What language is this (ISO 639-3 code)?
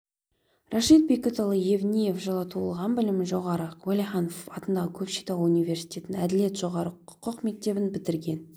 kaz